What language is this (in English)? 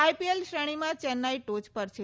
Gujarati